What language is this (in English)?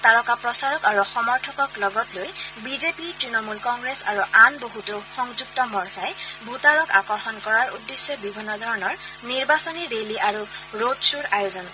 Assamese